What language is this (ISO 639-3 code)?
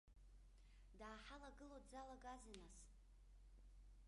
abk